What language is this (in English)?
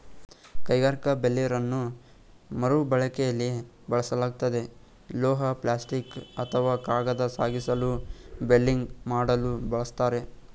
Kannada